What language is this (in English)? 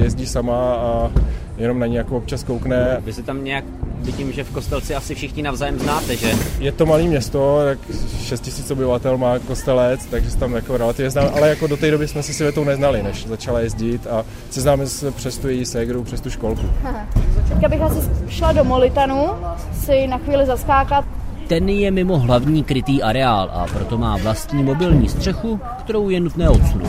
Czech